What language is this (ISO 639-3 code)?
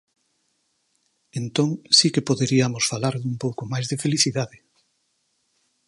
glg